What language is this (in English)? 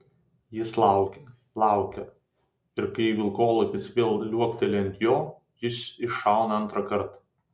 Lithuanian